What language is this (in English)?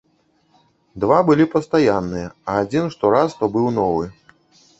Belarusian